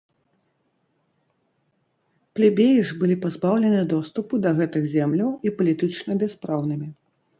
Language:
Belarusian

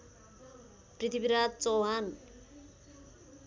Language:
Nepali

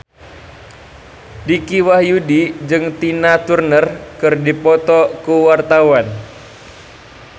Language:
Sundanese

